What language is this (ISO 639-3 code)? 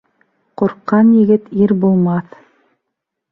bak